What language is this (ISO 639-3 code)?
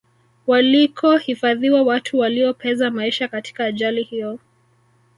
swa